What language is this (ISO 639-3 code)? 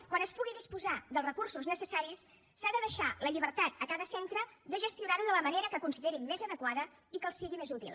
cat